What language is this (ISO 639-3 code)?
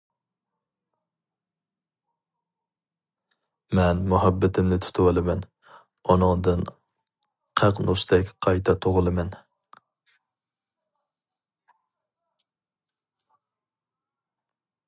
uig